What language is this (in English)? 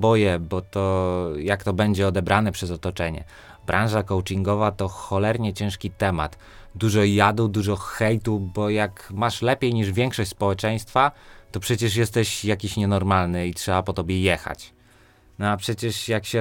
Polish